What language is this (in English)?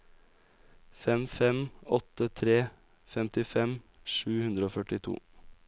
Norwegian